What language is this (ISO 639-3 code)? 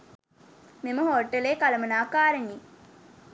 sin